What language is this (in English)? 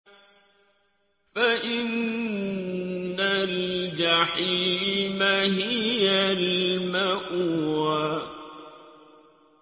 Arabic